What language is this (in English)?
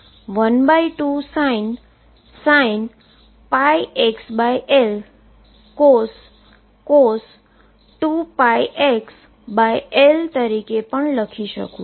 Gujarati